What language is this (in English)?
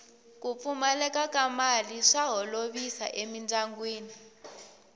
Tsonga